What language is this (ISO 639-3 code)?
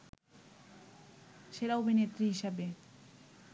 ben